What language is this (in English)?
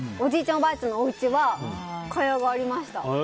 Japanese